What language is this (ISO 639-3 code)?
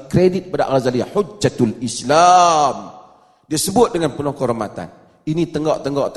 msa